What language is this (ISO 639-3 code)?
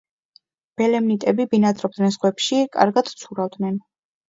kat